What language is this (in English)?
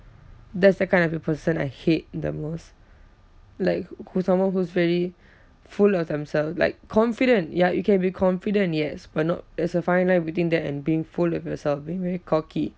English